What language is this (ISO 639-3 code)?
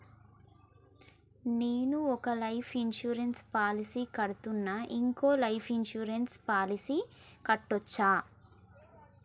tel